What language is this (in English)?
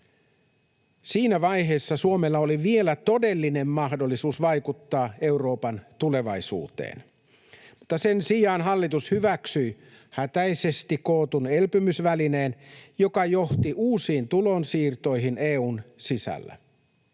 Finnish